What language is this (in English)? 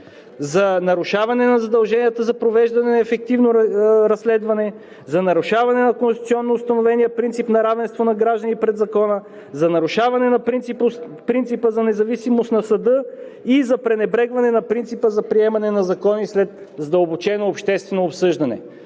Bulgarian